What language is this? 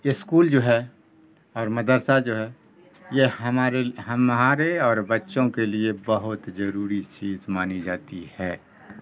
Urdu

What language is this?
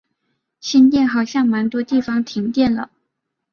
Chinese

